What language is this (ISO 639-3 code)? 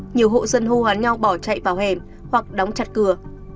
vie